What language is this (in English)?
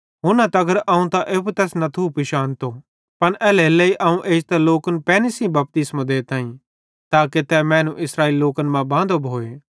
Bhadrawahi